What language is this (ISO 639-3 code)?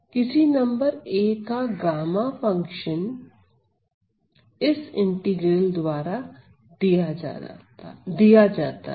hin